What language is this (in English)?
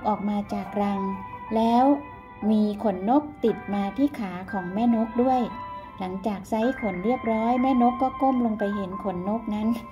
Thai